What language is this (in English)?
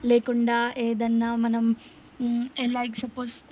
Telugu